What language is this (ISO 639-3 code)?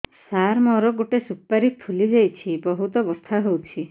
ori